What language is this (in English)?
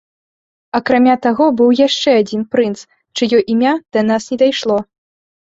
Belarusian